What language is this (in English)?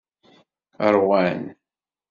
Kabyle